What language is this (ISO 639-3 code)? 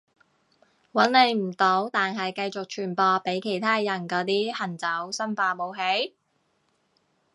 yue